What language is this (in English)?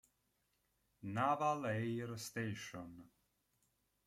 Italian